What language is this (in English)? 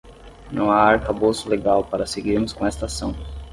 Portuguese